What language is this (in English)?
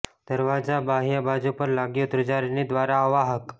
Gujarati